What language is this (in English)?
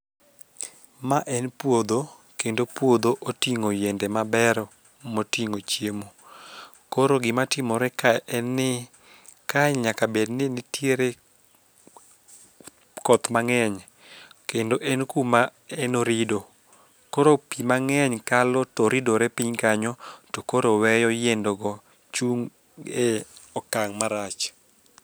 Luo (Kenya and Tanzania)